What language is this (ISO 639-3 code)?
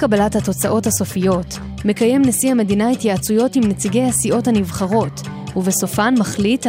heb